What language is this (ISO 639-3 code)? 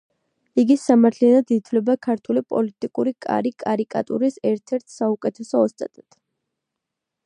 kat